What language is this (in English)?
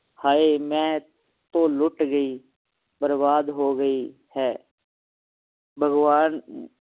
Punjabi